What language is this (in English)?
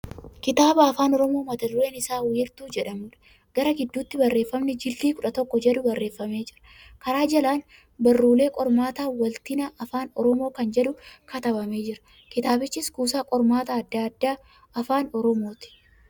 Oromo